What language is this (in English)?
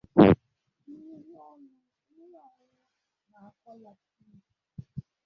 Igbo